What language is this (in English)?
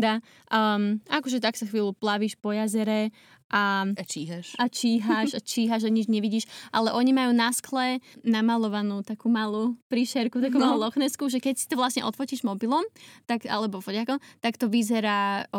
Slovak